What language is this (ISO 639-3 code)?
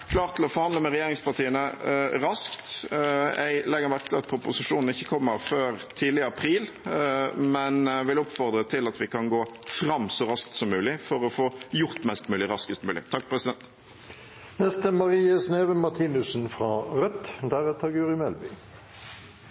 nob